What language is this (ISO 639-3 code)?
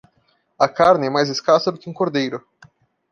por